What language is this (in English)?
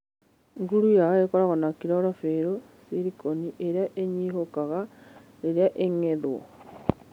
Kikuyu